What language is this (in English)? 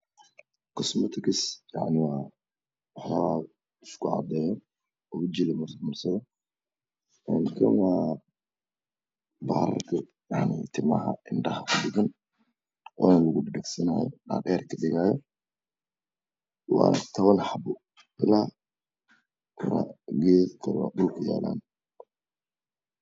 Somali